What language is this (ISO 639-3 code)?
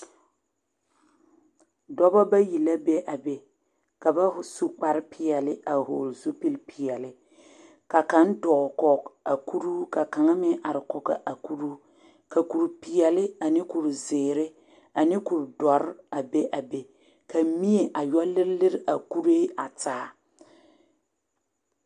dga